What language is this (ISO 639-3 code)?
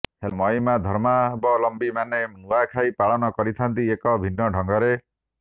ori